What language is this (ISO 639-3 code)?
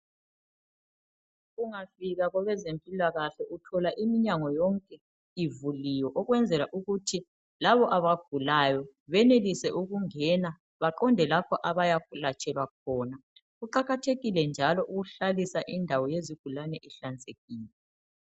nde